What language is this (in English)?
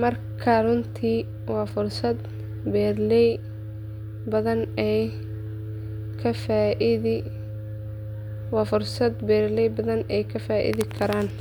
Somali